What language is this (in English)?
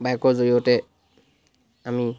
Assamese